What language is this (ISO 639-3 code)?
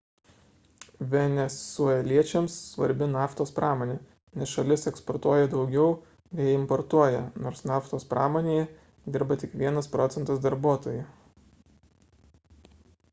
lit